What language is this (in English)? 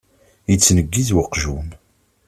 Kabyle